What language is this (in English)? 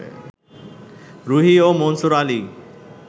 Bangla